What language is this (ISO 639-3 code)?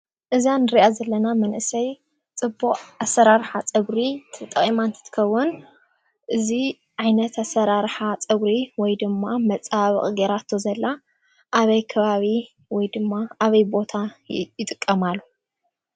tir